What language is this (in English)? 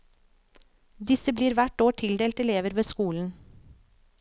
Norwegian